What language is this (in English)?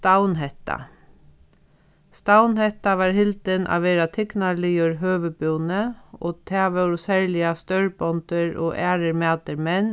Faroese